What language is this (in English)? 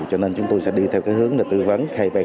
Vietnamese